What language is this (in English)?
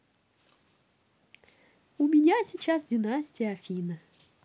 Russian